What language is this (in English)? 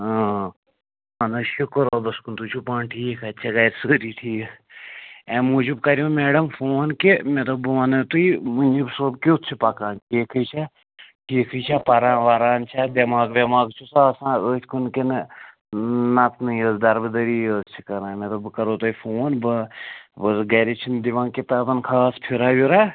Kashmiri